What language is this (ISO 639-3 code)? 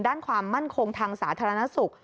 tha